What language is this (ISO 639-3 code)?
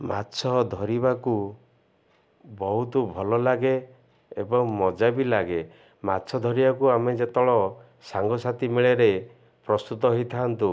ori